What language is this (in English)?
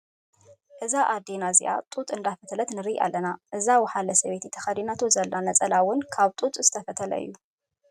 Tigrinya